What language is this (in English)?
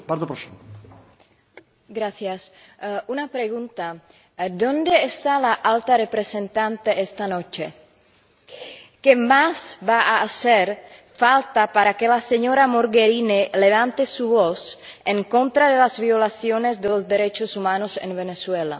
Spanish